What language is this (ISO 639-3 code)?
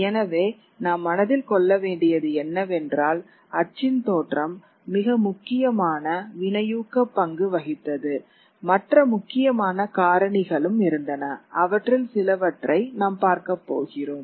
tam